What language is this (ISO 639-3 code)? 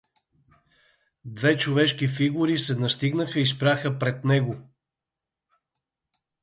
bul